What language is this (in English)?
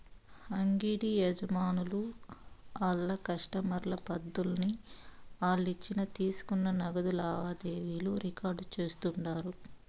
Telugu